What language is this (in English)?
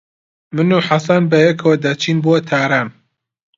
Central Kurdish